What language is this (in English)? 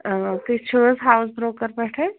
Kashmiri